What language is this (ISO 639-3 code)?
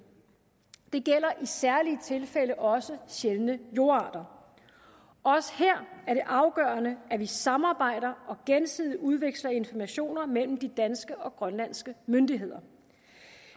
dan